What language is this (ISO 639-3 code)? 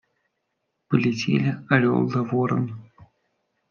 rus